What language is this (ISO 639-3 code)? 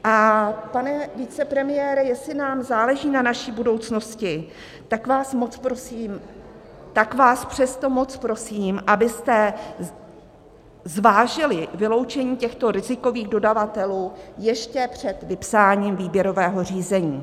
ces